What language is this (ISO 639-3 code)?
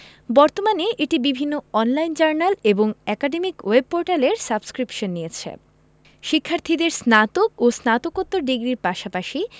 ben